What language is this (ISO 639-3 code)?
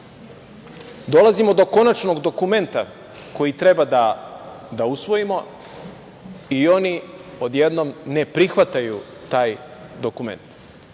srp